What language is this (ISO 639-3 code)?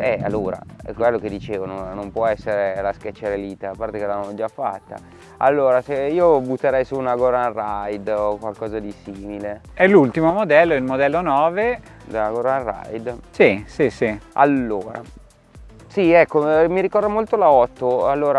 ita